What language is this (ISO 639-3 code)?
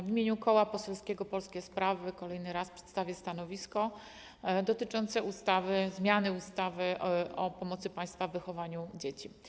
pol